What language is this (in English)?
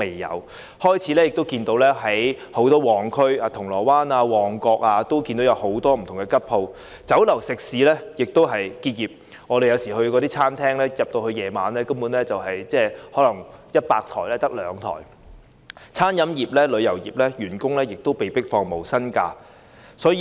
Cantonese